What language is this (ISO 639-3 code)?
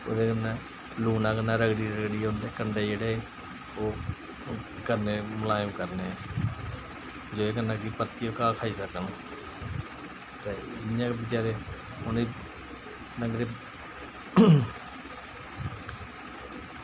doi